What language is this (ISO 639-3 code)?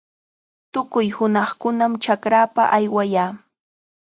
qxa